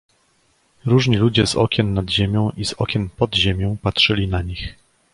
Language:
Polish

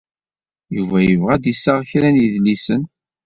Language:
Kabyle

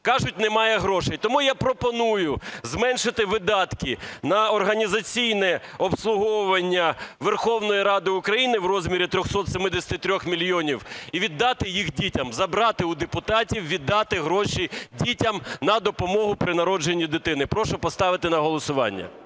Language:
Ukrainian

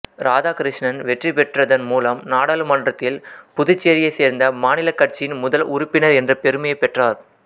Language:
Tamil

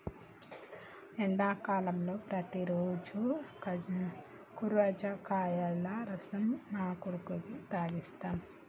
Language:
Telugu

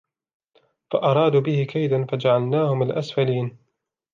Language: Arabic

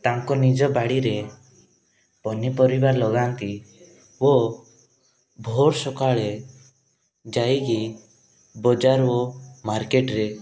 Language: Odia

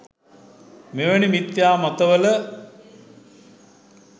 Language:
Sinhala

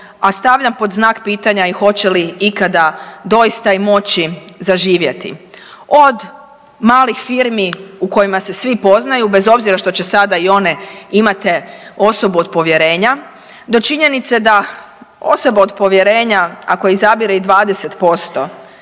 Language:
Croatian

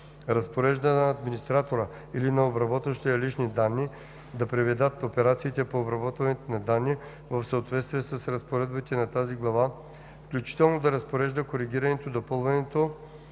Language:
Bulgarian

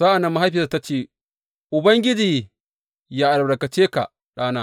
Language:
Hausa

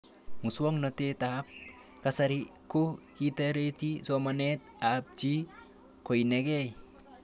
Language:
Kalenjin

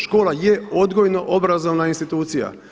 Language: Croatian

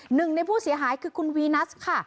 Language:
Thai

